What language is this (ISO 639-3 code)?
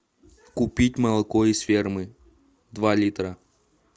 rus